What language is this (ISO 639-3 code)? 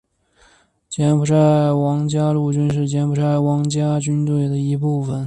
zho